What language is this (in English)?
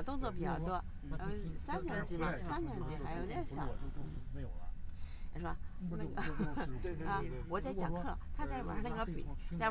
Chinese